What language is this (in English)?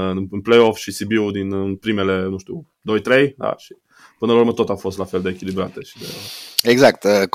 Romanian